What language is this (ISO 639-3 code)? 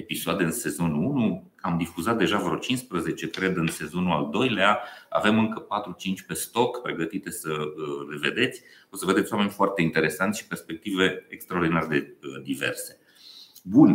ron